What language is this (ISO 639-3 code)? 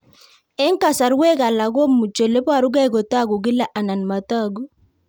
kln